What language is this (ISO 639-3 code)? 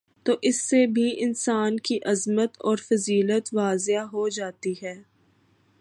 urd